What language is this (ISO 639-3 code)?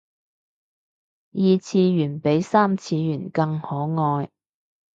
yue